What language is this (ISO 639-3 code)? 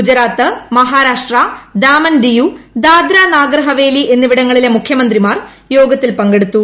mal